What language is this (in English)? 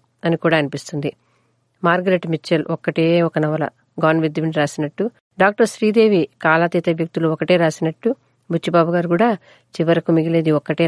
Telugu